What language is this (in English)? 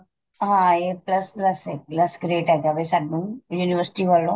Punjabi